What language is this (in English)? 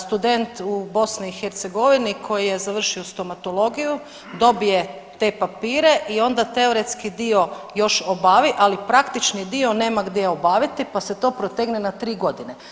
Croatian